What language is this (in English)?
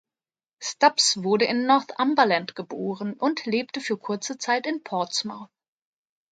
German